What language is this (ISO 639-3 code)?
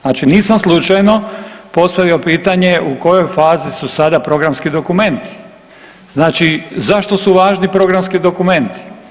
hrv